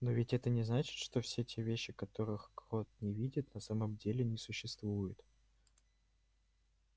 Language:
Russian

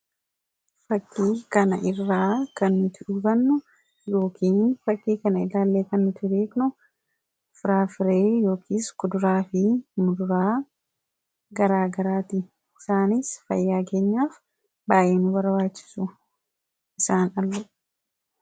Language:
Oromo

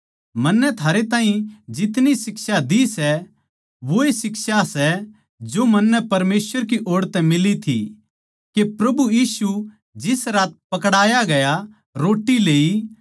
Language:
Haryanvi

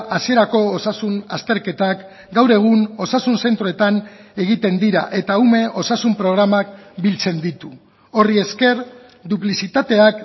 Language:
Basque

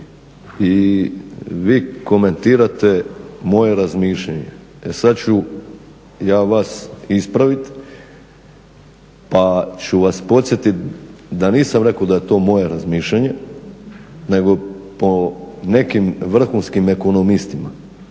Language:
Croatian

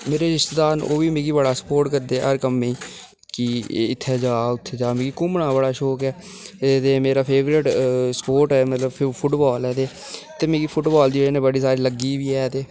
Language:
Dogri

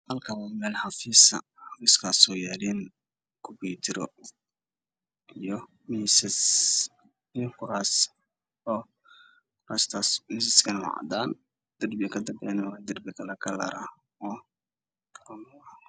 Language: Somali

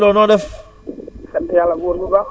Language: Wolof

